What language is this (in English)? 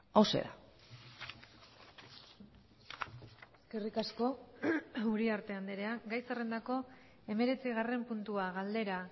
Basque